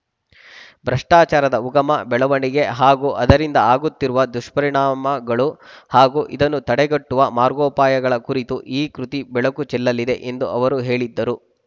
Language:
Kannada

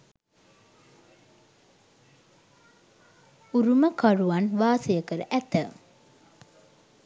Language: Sinhala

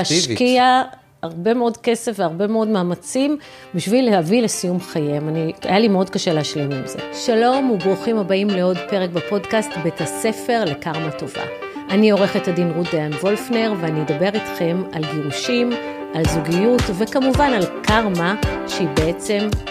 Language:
Hebrew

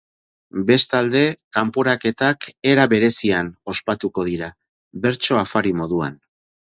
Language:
Basque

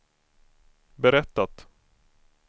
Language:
Swedish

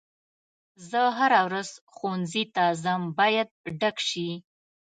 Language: Pashto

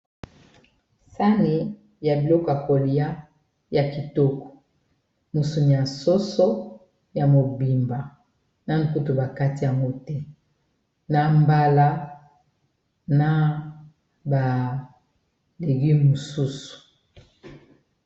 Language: Lingala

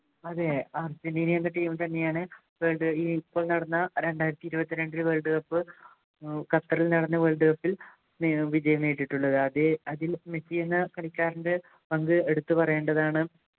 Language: Malayalam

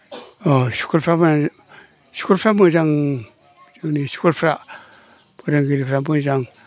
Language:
Bodo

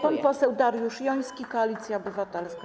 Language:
Polish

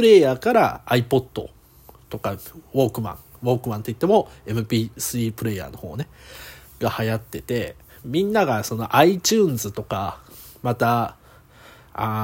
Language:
Japanese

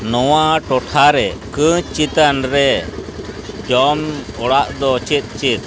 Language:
Santali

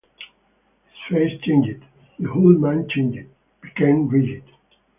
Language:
English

